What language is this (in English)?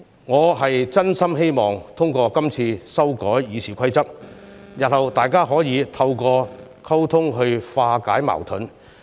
Cantonese